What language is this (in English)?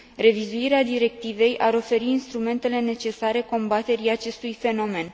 Romanian